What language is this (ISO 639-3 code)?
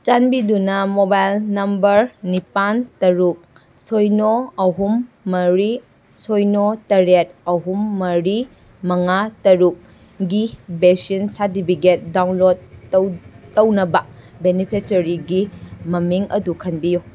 mni